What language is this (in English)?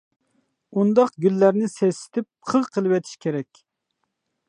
Uyghur